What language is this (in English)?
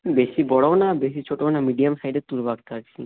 Bangla